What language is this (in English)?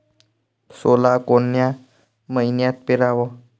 Marathi